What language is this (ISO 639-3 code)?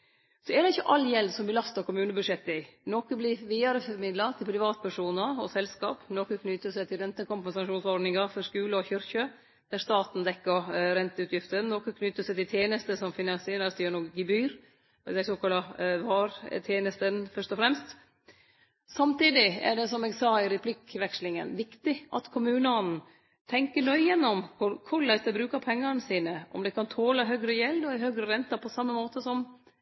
nno